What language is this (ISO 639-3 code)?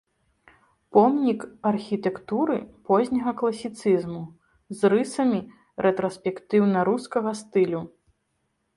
bel